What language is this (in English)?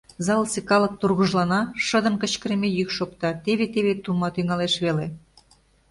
Mari